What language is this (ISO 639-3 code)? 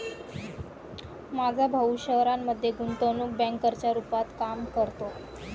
mar